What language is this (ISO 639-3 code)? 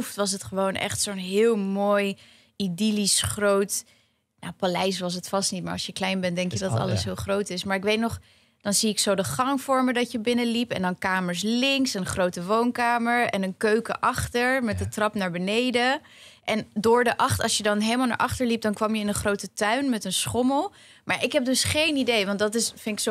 nld